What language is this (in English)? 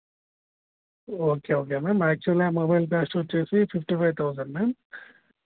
Telugu